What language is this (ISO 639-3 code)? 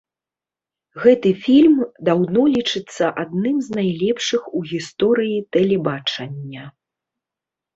bel